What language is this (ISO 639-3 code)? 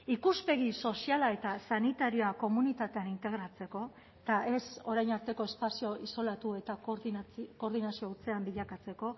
eus